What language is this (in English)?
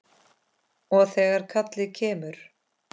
Icelandic